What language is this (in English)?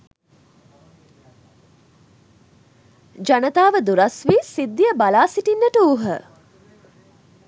Sinhala